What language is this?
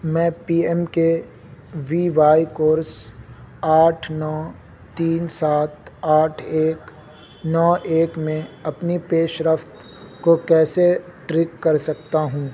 Urdu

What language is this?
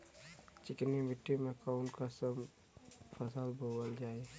Bhojpuri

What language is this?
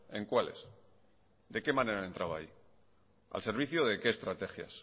Spanish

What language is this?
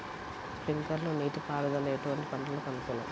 Telugu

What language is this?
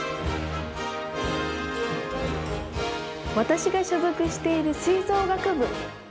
Japanese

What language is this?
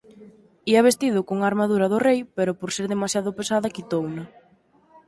Galician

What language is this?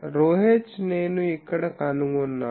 Telugu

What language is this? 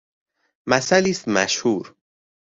Persian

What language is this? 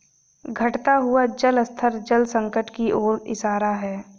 Hindi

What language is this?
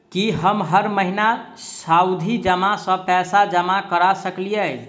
Maithili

